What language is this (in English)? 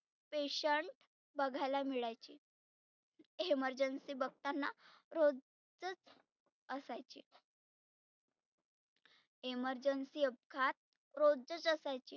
Marathi